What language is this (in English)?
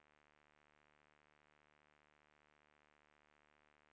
Swedish